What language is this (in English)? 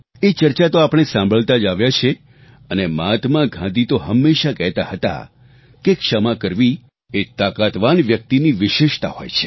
Gujarati